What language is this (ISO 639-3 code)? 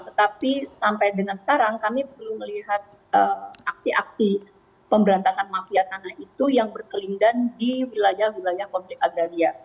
ind